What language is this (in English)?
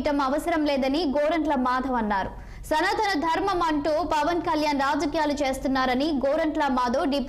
Telugu